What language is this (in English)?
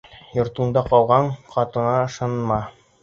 Bashkir